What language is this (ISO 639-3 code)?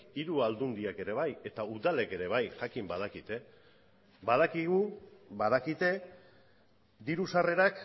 eus